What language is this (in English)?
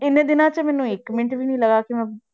Punjabi